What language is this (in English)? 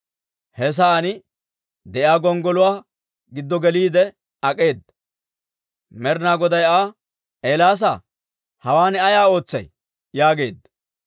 Dawro